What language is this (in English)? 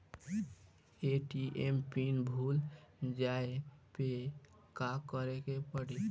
Bhojpuri